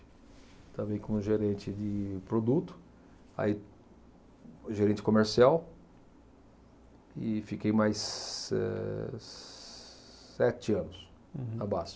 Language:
Portuguese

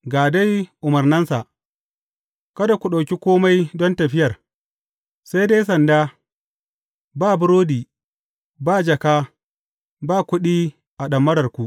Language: Hausa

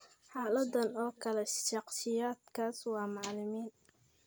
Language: Somali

